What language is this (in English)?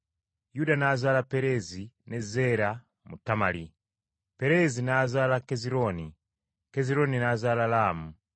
Ganda